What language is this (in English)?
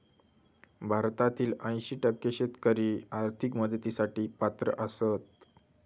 Marathi